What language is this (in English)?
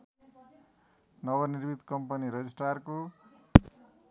Nepali